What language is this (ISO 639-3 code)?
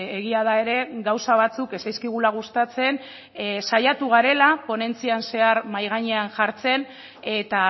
eus